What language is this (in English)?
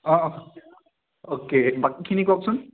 Assamese